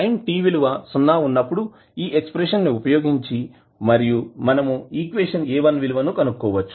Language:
Telugu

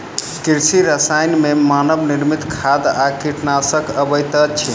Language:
Maithili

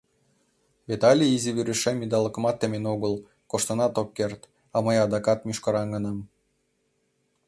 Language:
Mari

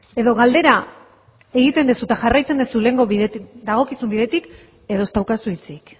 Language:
Basque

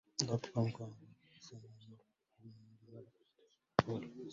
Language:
Arabic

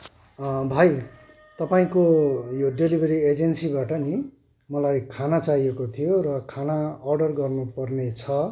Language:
Nepali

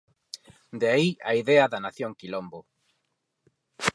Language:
Galician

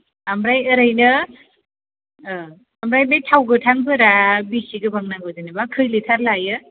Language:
Bodo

